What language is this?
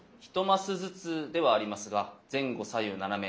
Japanese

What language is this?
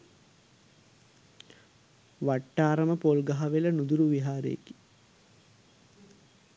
Sinhala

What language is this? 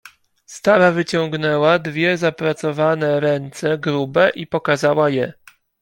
Polish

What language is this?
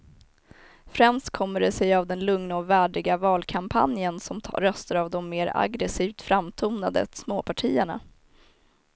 Swedish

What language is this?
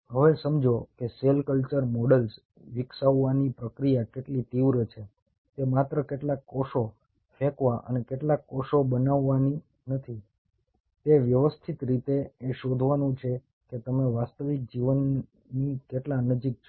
Gujarati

